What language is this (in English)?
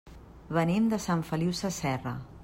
Catalan